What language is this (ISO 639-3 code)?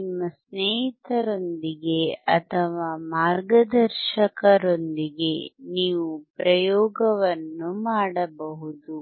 kan